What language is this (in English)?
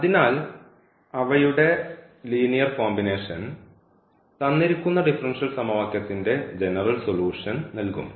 Malayalam